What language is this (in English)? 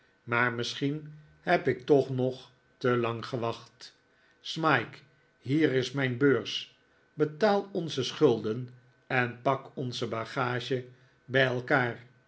Dutch